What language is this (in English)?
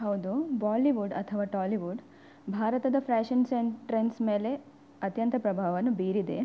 Kannada